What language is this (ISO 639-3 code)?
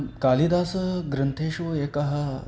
san